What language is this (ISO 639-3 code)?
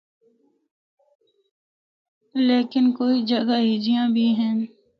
hno